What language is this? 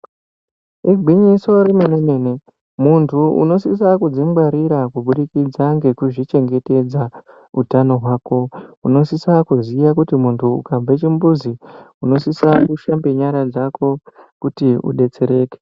Ndau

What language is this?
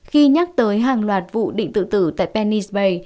Vietnamese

